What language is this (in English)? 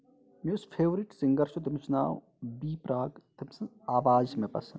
Kashmiri